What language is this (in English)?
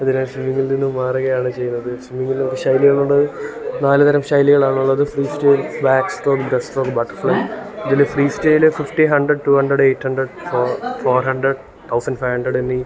Malayalam